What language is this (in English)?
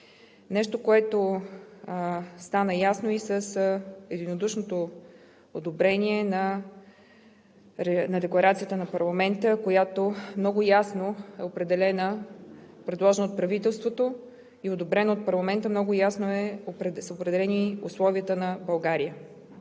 Bulgarian